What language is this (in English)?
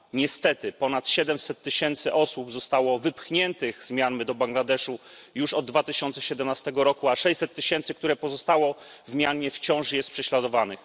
Polish